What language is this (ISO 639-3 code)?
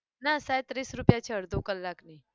guj